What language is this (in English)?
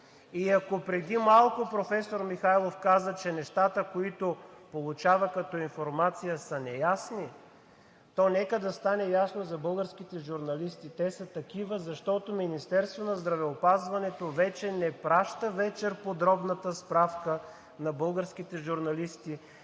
Bulgarian